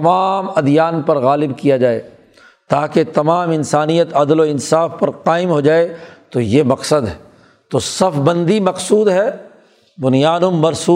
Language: Urdu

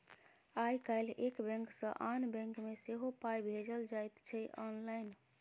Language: Maithili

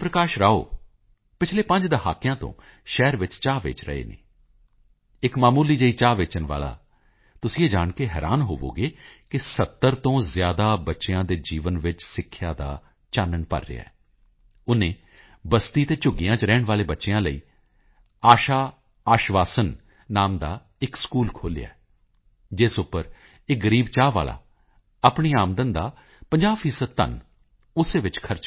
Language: Punjabi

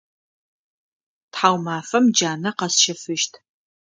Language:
Adyghe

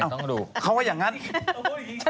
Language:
Thai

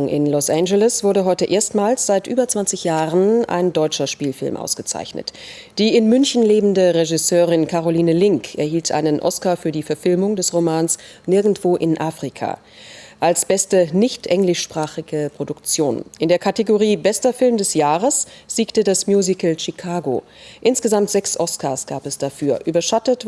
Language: German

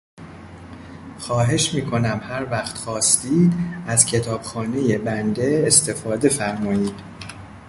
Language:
Persian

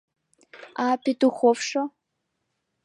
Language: Mari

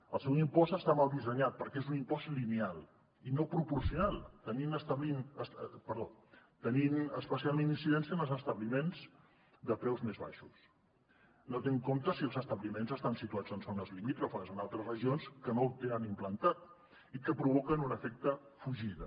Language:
Catalan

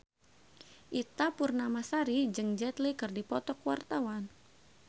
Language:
Sundanese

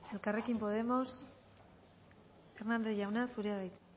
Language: Basque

